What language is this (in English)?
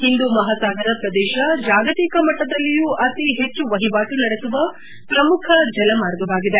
Kannada